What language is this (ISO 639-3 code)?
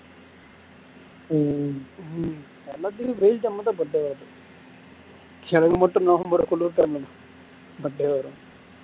tam